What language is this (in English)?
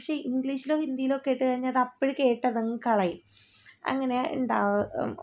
Malayalam